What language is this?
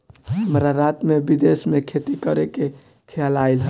Bhojpuri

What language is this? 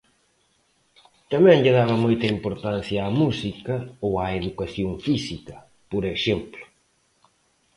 Galician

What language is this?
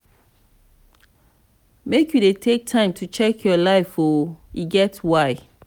Nigerian Pidgin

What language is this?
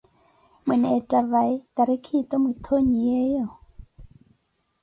Koti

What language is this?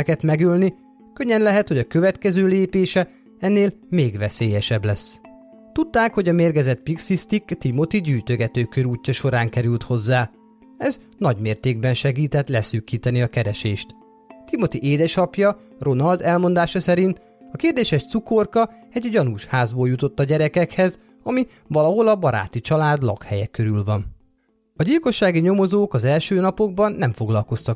Hungarian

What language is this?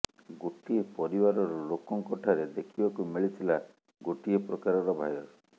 Odia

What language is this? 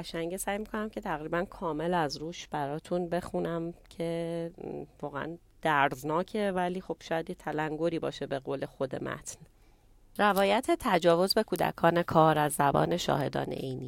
Persian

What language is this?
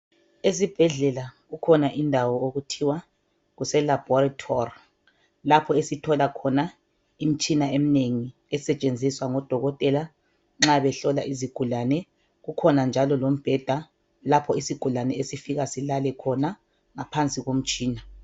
North Ndebele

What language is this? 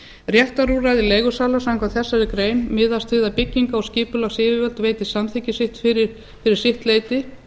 Icelandic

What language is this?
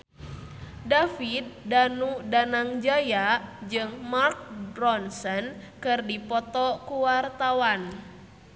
Sundanese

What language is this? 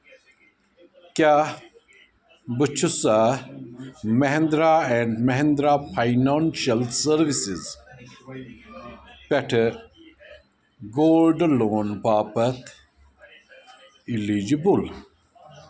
Kashmiri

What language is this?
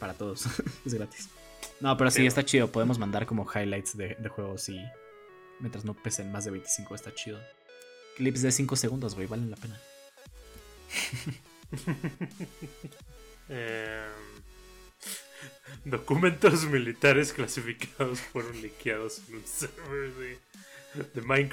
Spanish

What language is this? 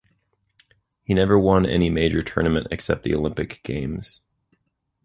English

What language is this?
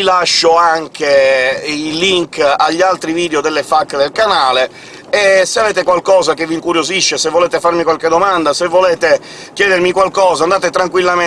Italian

